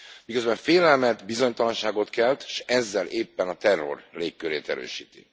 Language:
Hungarian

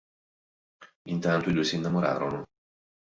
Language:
Italian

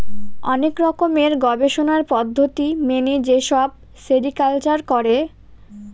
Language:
Bangla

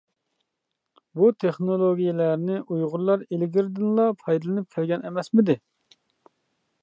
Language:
Uyghur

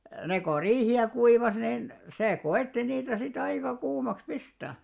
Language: Finnish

